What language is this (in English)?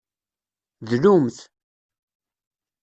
Kabyle